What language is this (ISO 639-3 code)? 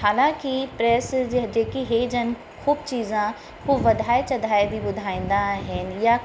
snd